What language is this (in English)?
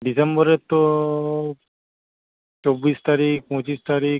Bangla